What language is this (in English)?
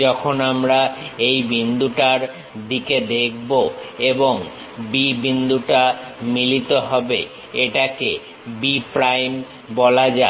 Bangla